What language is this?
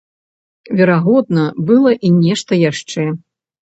Belarusian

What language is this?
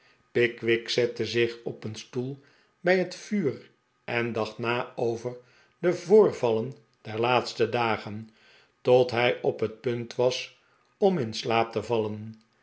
Dutch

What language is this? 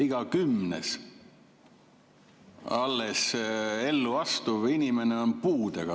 Estonian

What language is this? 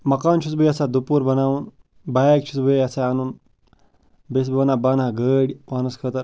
Kashmiri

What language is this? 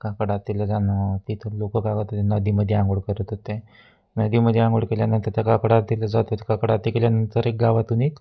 Marathi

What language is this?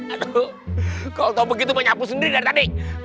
Indonesian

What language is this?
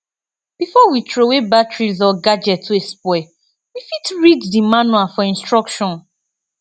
Nigerian Pidgin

